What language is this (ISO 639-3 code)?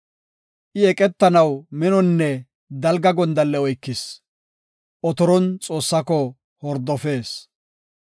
gof